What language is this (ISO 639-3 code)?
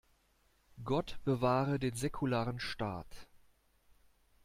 deu